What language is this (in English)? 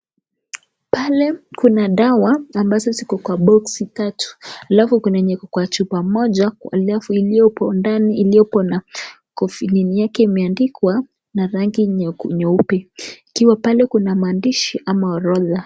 Swahili